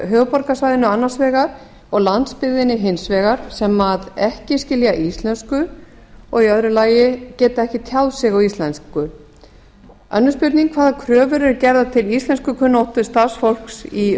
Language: Icelandic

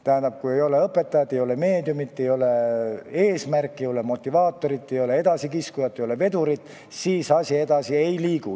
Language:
Estonian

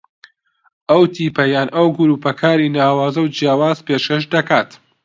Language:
Central Kurdish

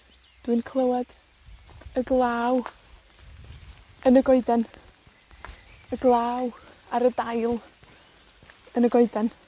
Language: Welsh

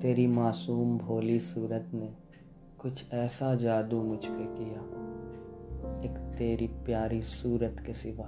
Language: Urdu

